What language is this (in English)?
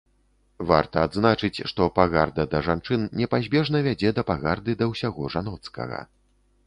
Belarusian